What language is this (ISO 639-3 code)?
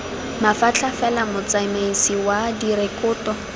tsn